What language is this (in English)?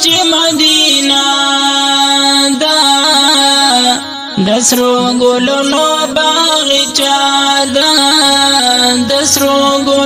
Romanian